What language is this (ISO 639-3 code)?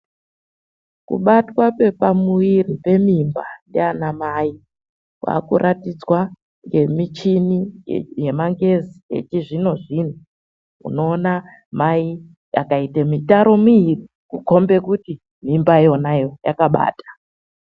ndc